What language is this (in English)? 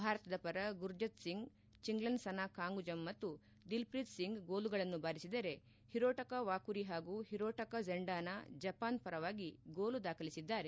Kannada